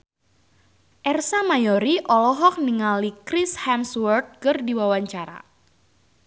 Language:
Sundanese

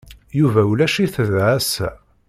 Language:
Kabyle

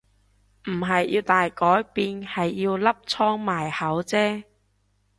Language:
Cantonese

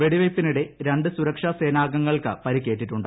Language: Malayalam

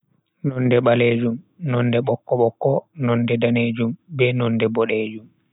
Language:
Bagirmi Fulfulde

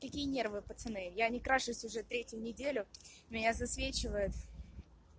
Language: Russian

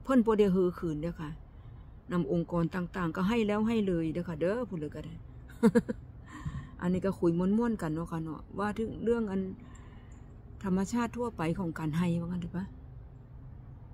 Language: Thai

